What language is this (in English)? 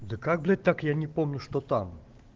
Russian